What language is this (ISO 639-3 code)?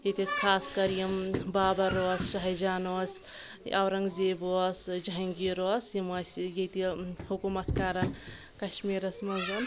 kas